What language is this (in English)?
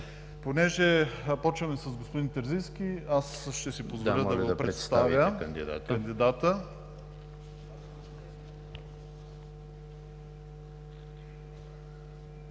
Bulgarian